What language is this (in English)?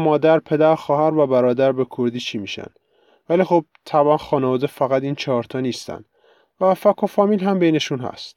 Persian